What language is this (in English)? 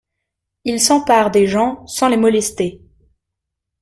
French